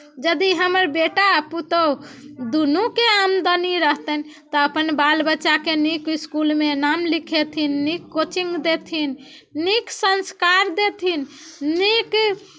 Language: Maithili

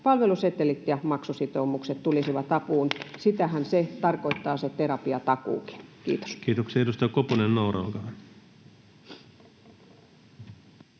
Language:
Finnish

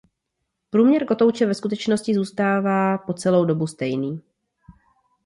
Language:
Czech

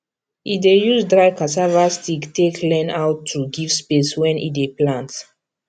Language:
Nigerian Pidgin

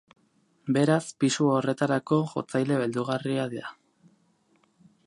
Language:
Basque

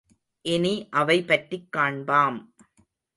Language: Tamil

